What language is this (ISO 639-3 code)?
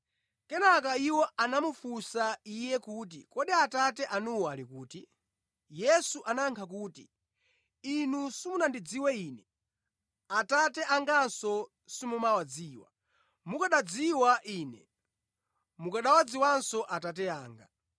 nya